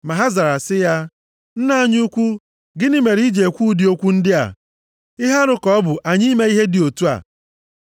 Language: Igbo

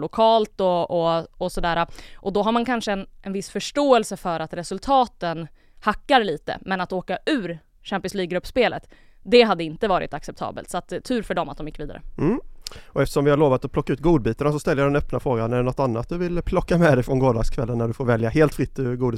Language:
Swedish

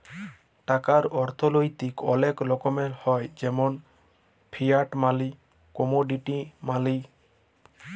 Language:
Bangla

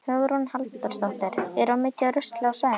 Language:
Icelandic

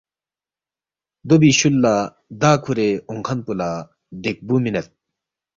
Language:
Balti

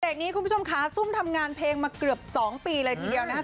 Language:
Thai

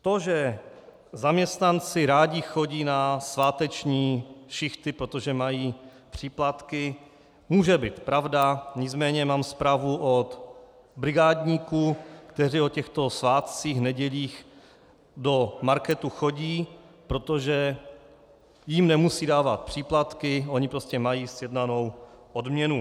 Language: Czech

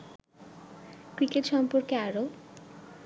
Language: Bangla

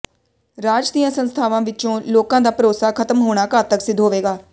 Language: Punjabi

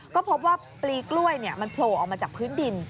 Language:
Thai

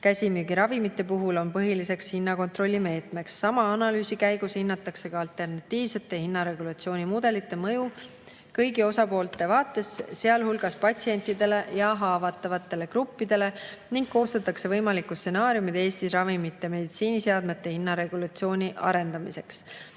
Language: Estonian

